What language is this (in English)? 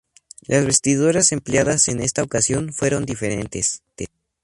Spanish